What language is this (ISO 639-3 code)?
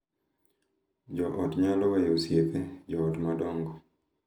luo